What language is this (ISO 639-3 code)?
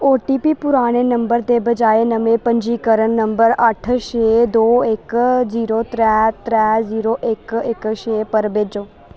doi